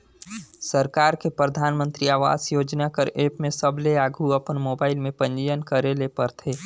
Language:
Chhattisgarhi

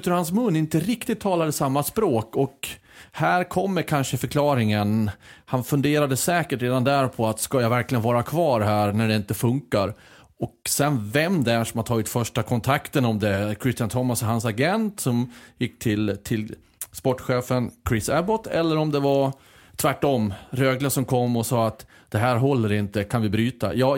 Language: Swedish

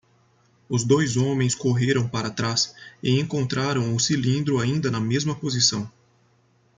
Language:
Portuguese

